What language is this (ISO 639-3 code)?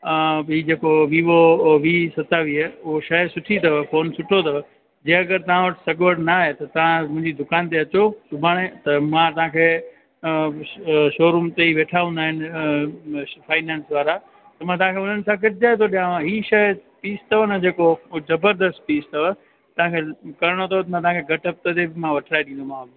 snd